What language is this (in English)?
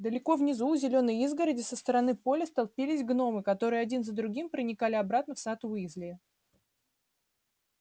Russian